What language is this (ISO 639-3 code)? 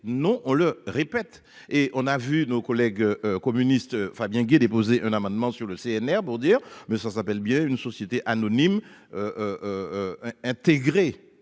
fra